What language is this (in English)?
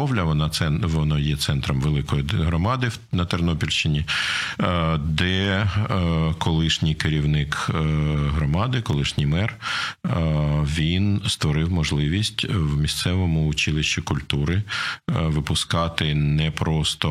Ukrainian